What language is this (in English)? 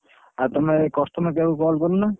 Odia